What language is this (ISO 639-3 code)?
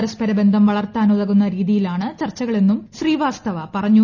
mal